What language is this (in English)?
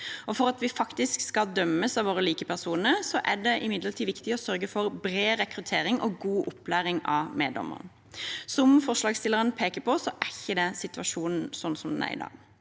Norwegian